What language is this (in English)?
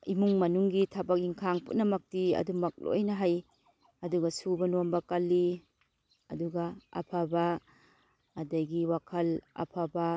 Manipuri